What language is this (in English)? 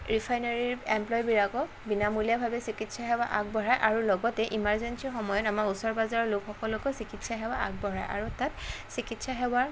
Assamese